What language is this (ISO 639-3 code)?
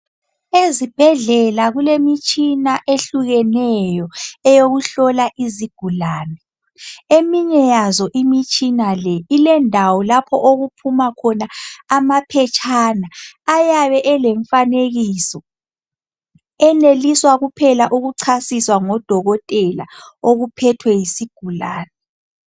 nde